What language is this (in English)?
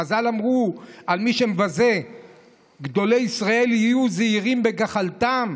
Hebrew